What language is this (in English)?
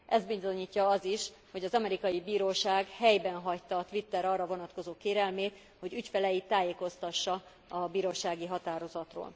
Hungarian